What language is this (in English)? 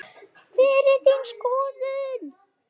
Icelandic